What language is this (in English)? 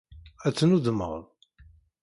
Kabyle